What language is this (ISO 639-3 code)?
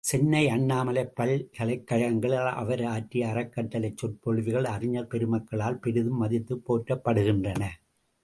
tam